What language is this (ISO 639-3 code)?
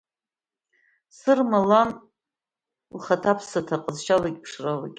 abk